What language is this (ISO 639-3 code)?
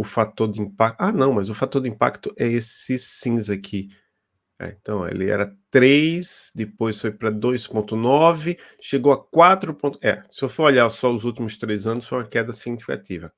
por